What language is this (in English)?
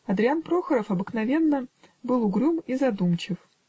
Russian